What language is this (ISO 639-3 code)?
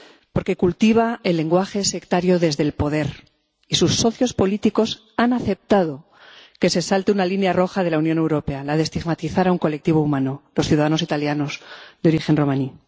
spa